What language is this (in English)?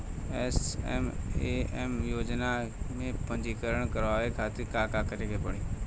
Bhojpuri